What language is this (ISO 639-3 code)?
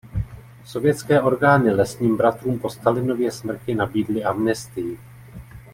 ces